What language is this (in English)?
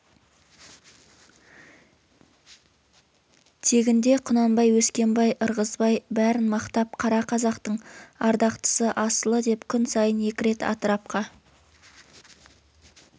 Kazakh